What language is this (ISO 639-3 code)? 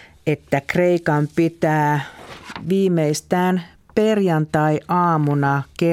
fin